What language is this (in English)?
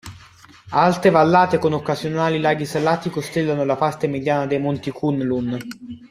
Italian